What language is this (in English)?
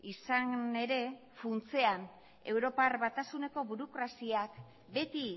Basque